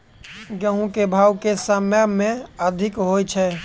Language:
Maithili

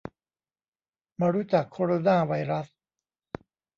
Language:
Thai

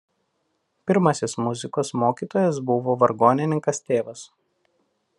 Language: Lithuanian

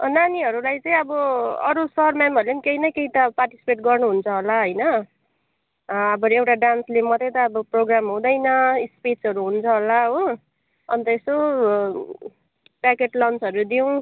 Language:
Nepali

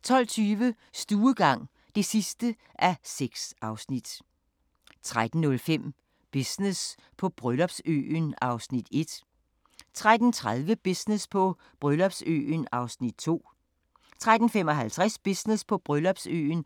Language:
Danish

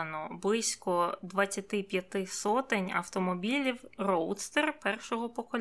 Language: Ukrainian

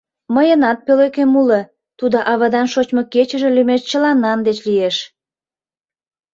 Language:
Mari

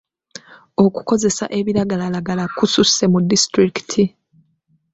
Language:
Ganda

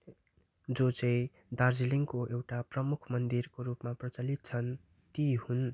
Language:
Nepali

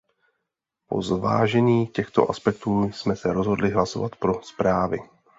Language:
Czech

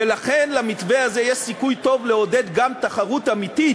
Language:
Hebrew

